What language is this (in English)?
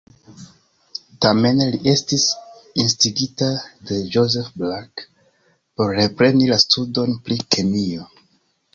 Esperanto